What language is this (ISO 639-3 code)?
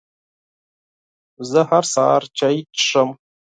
pus